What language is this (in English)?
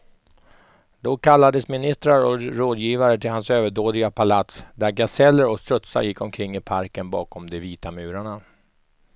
Swedish